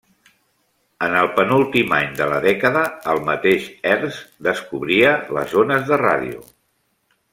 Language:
Catalan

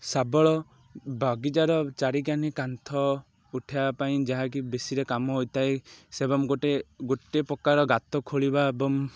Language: Odia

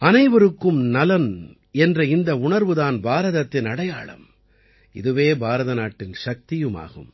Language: Tamil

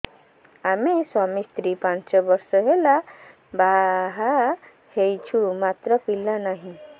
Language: Odia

